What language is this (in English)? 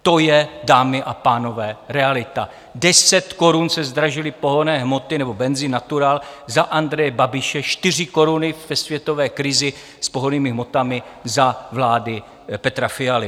Czech